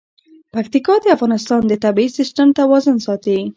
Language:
Pashto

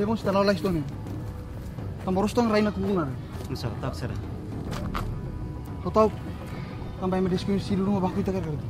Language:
Indonesian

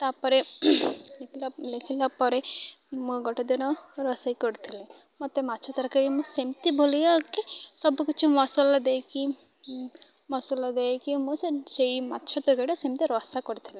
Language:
Odia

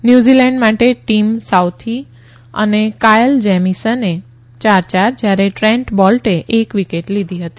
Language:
Gujarati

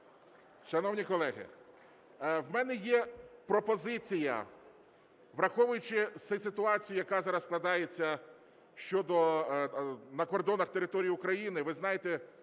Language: Ukrainian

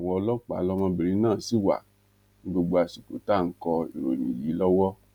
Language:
Yoruba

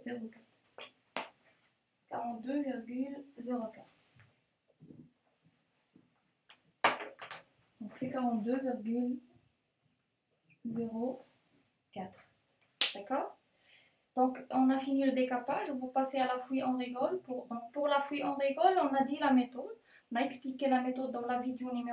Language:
French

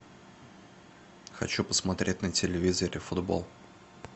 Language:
Russian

